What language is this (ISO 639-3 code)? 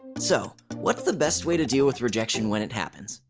eng